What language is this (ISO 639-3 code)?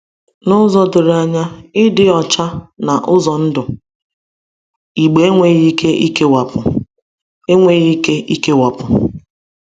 ibo